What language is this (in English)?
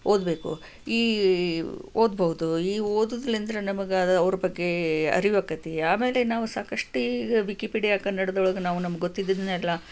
Kannada